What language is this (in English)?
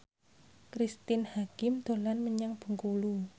Javanese